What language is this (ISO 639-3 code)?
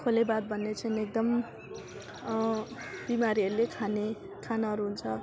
nep